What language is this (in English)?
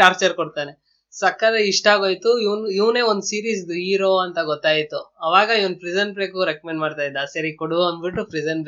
Kannada